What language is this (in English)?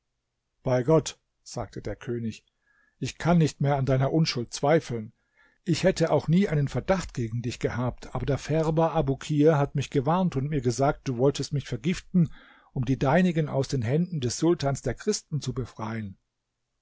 German